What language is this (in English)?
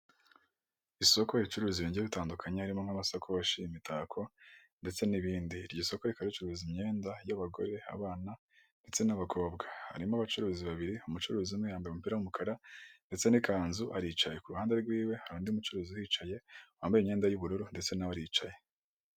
Kinyarwanda